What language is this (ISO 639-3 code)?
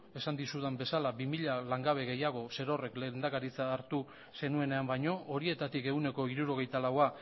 eus